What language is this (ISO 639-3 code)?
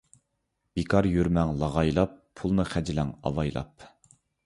uig